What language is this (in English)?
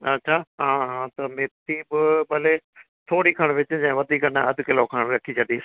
Sindhi